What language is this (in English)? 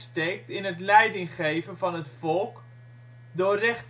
Dutch